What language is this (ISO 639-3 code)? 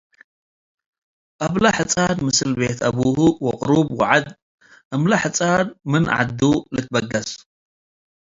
tig